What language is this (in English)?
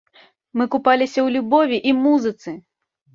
Belarusian